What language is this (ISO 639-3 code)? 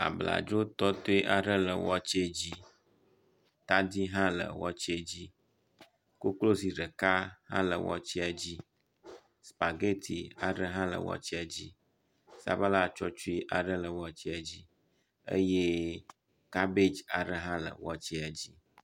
ewe